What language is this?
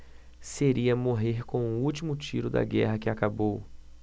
Portuguese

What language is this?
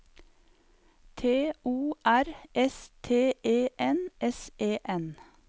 Norwegian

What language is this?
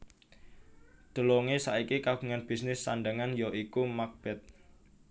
Javanese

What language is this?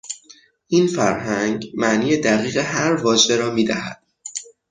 Persian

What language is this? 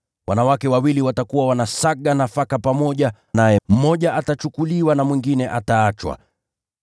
Swahili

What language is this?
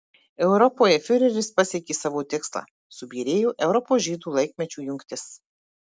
Lithuanian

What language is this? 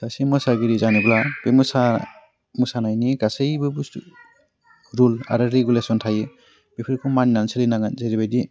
Bodo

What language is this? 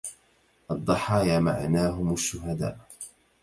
Arabic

